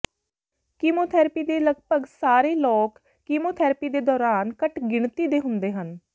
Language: Punjabi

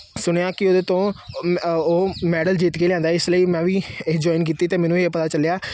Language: Punjabi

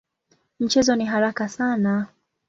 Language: Swahili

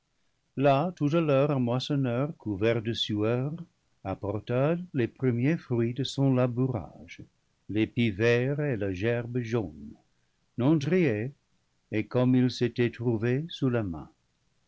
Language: French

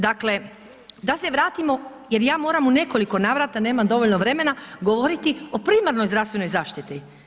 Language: Croatian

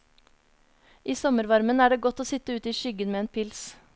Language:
Norwegian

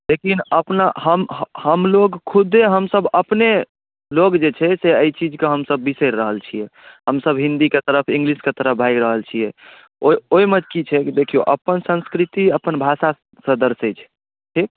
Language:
Maithili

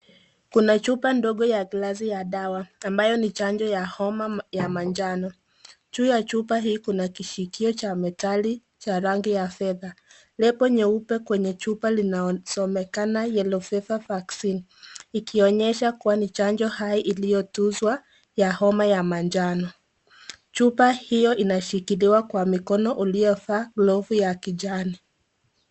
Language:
Swahili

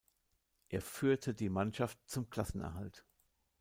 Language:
German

